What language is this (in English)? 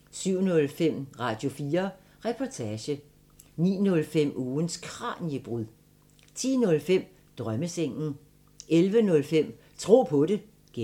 Danish